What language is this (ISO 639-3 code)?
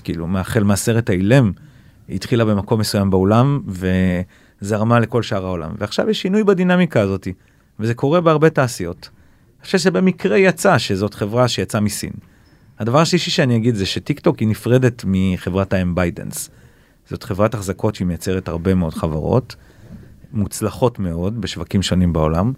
heb